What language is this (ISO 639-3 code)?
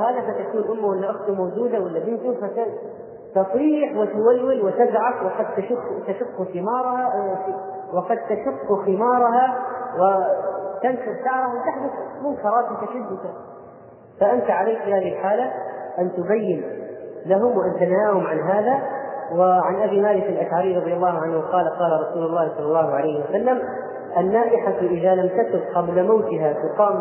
ara